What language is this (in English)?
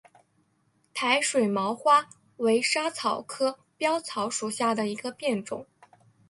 Chinese